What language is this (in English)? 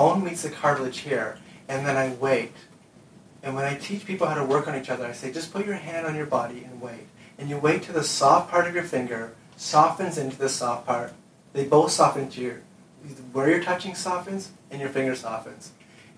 English